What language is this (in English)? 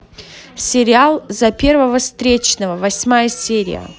Russian